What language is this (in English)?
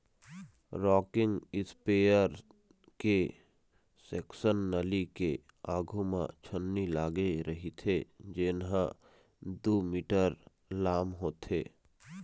Chhattisgarhi